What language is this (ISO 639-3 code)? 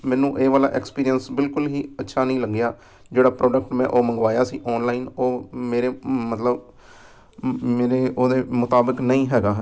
pan